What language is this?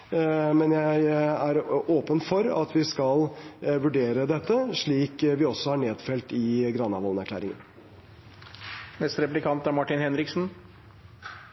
Norwegian Bokmål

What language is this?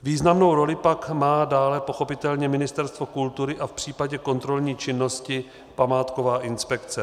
Czech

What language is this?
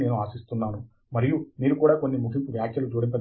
Telugu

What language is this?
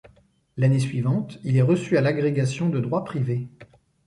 French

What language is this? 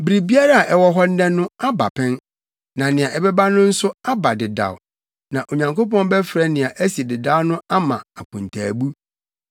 Akan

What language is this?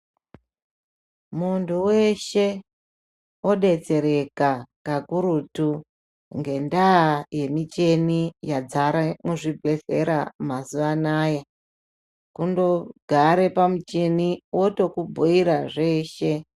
Ndau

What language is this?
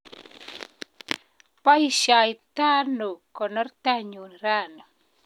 Kalenjin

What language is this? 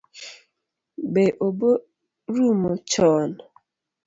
Luo (Kenya and Tanzania)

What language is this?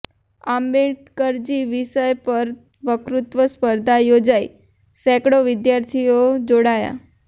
Gujarati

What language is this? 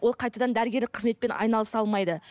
Kazakh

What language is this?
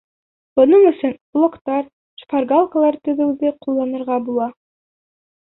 Bashkir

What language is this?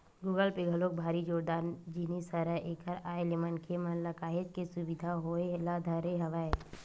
Chhattisgarhi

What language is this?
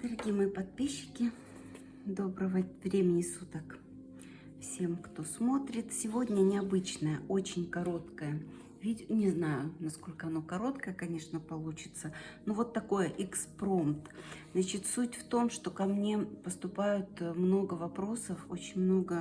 Russian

